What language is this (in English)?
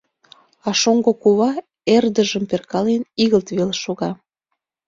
Mari